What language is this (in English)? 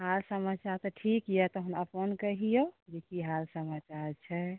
Maithili